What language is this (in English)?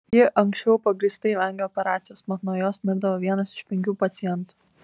Lithuanian